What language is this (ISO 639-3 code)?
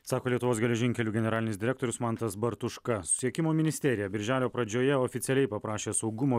lit